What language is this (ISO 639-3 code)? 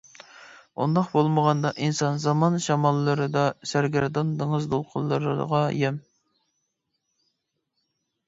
uig